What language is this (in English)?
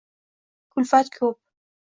Uzbek